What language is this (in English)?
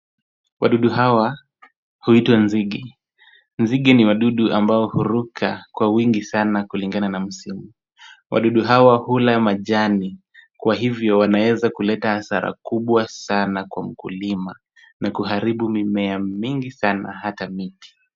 Swahili